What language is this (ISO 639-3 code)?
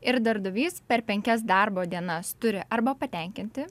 lit